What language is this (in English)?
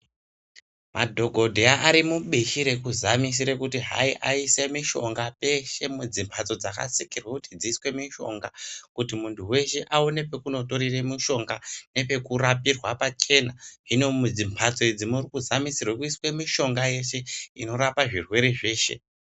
Ndau